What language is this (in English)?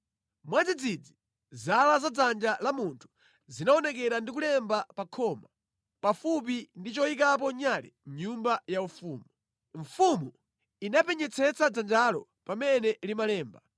Nyanja